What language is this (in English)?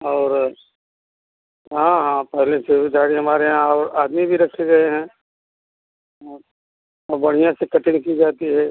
Hindi